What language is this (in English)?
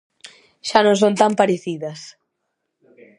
Galician